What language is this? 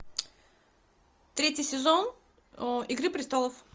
Russian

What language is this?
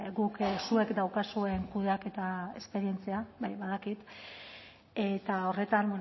Basque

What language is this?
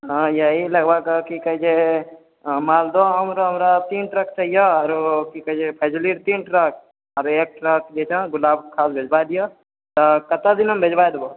Maithili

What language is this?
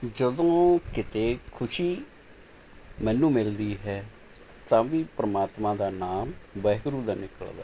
Punjabi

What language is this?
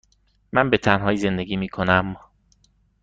Persian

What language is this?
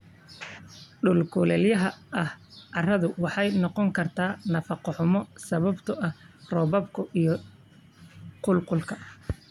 Somali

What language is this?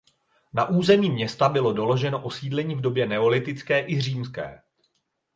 Czech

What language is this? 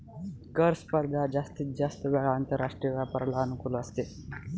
Marathi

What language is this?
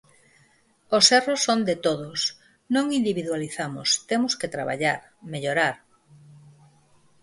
Galician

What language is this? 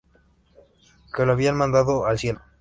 Spanish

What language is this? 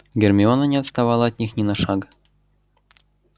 Russian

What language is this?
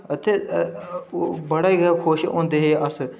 Dogri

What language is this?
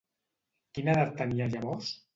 Catalan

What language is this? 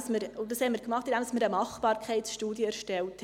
Swiss German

